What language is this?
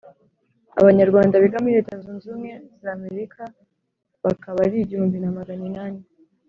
Kinyarwanda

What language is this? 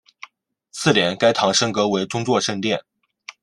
Chinese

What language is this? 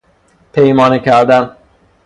Persian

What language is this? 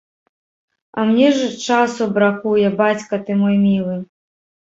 Belarusian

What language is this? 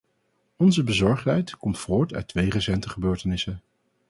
Dutch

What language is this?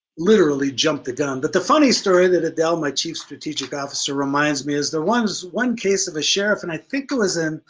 English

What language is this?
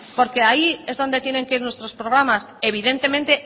Spanish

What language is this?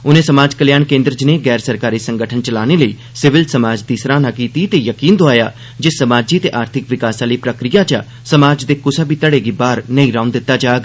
Dogri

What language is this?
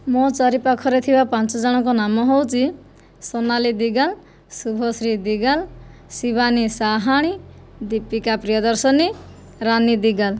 Odia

